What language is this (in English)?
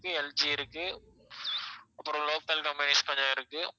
Tamil